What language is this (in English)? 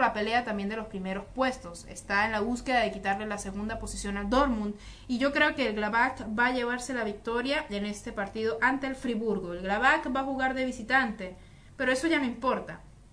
Spanish